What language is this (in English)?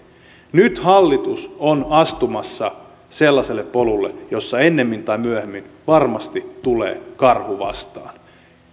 Finnish